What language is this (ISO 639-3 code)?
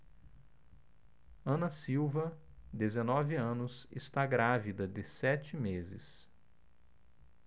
por